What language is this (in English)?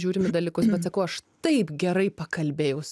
Lithuanian